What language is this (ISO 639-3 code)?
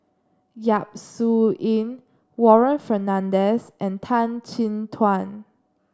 eng